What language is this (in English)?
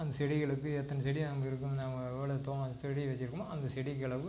Tamil